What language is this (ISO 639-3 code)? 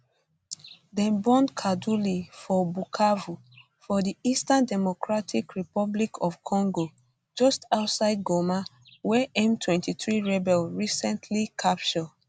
pcm